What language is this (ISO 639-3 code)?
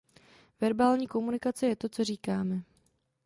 ces